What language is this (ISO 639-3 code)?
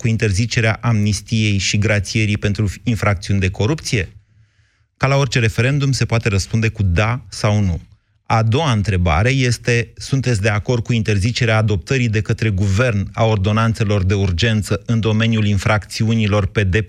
ron